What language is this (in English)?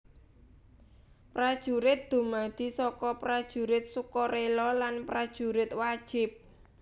Javanese